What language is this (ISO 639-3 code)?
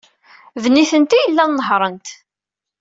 kab